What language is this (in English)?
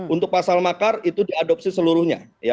Indonesian